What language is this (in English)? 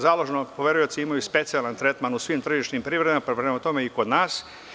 Serbian